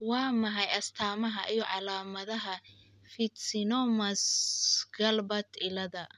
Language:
Somali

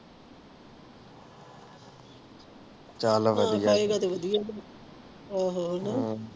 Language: Punjabi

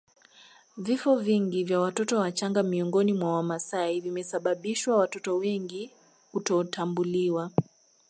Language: Swahili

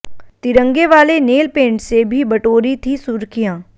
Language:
Hindi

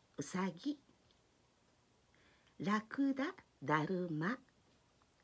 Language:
Japanese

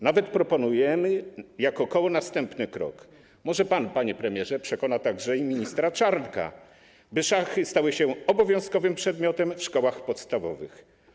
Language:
Polish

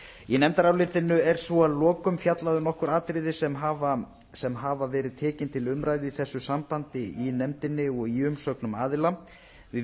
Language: Icelandic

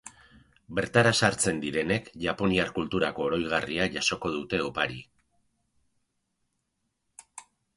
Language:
Basque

